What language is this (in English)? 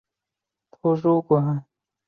Chinese